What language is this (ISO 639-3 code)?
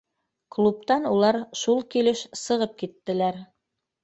bak